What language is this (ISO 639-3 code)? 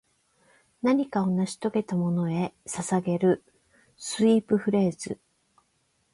jpn